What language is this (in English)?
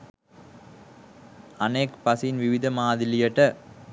Sinhala